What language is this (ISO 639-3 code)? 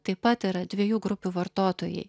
lit